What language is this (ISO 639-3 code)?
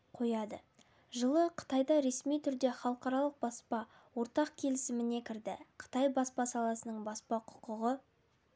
kaz